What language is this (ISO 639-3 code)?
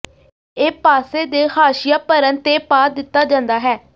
pan